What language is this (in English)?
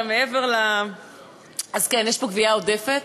Hebrew